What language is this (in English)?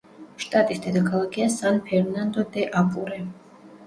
Georgian